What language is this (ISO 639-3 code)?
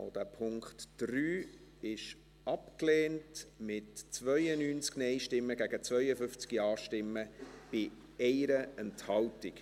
gsw